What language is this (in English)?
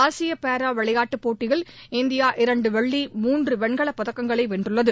Tamil